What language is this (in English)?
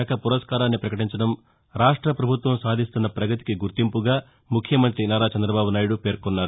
Telugu